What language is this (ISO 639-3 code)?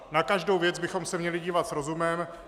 ces